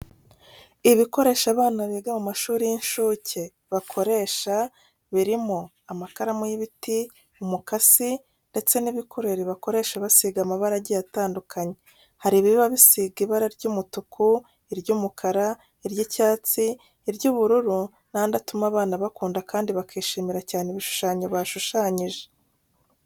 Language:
Kinyarwanda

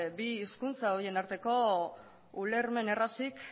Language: Basque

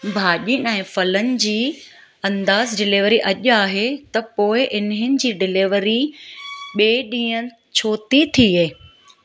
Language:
Sindhi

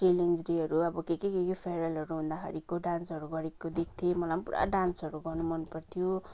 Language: Nepali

